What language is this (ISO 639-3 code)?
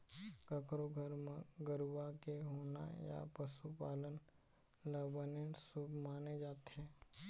hne